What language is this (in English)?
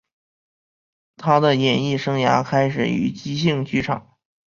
Chinese